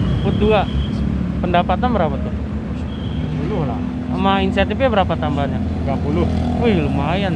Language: Indonesian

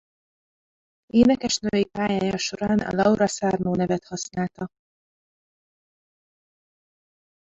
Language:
Hungarian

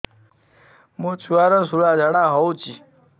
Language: Odia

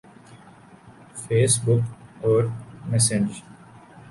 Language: Urdu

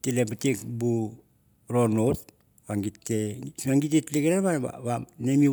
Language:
Mandara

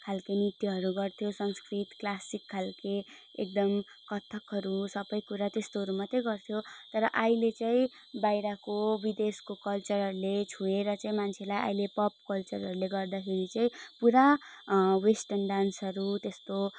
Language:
Nepali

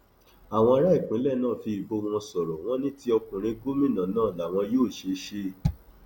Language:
Yoruba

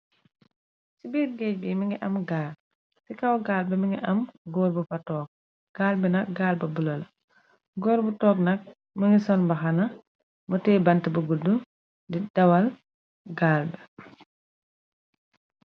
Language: Wolof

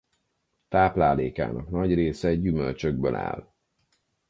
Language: Hungarian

